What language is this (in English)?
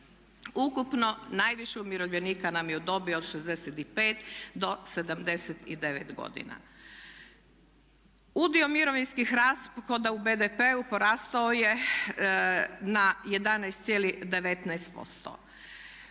Croatian